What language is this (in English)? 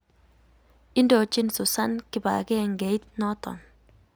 Kalenjin